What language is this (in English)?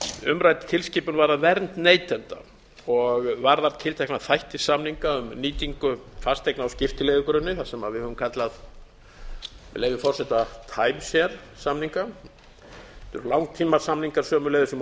Icelandic